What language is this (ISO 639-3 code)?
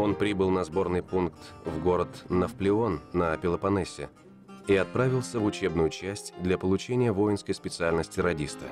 rus